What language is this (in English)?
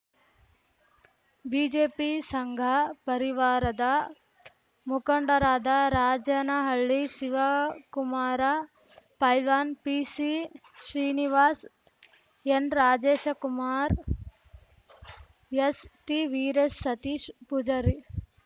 Kannada